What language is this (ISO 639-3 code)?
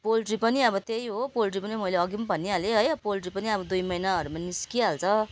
nep